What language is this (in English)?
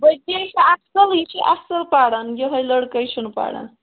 Kashmiri